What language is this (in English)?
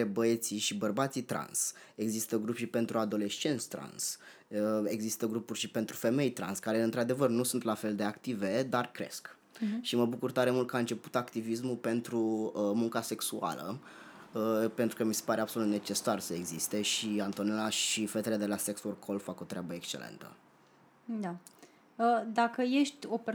Romanian